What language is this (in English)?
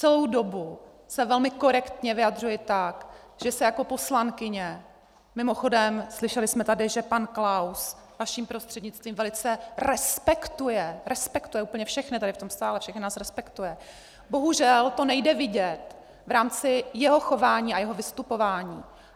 Czech